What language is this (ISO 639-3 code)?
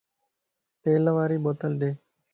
lss